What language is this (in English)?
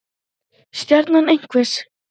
Icelandic